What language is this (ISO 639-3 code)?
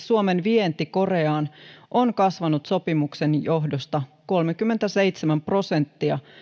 fin